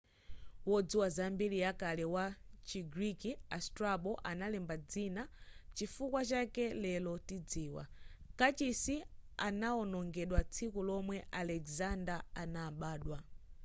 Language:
Nyanja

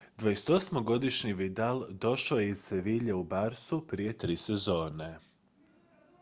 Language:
Croatian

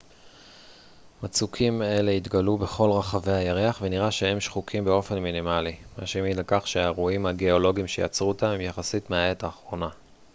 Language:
Hebrew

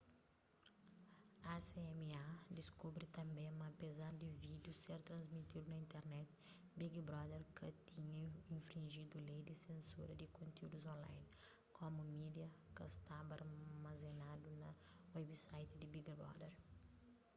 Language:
Kabuverdianu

